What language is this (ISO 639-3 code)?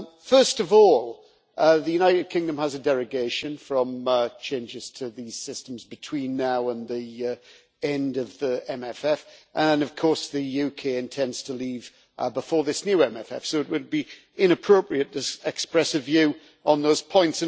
eng